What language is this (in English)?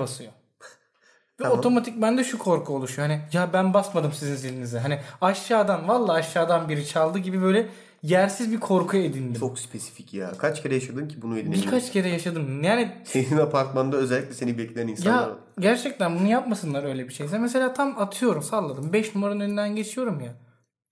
Turkish